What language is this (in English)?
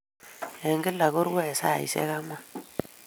Kalenjin